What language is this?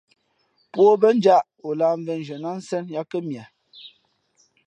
Fe'fe'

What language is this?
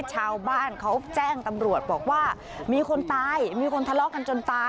Thai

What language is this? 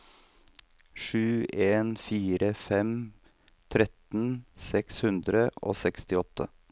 Norwegian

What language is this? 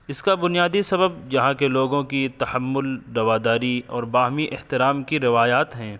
Urdu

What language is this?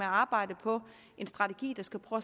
Danish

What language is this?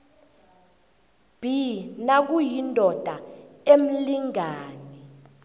South Ndebele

